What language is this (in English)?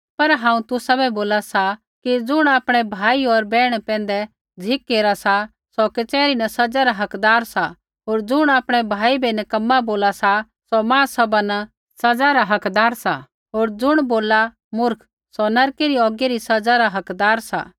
Kullu Pahari